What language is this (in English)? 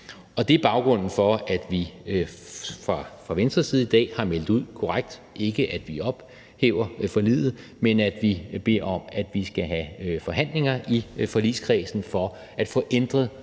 Danish